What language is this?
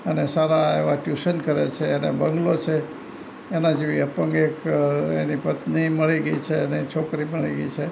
Gujarati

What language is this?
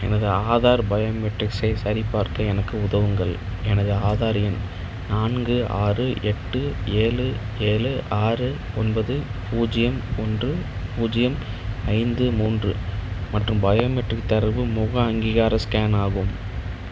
Tamil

